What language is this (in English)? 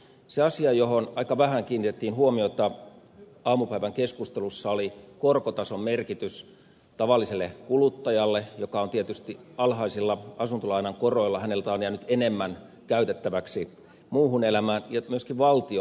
Finnish